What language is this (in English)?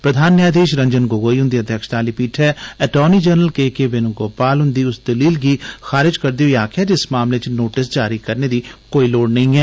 Dogri